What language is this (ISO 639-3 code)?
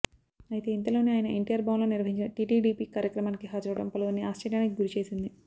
tel